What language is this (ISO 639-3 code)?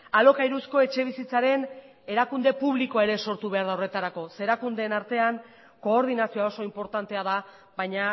eus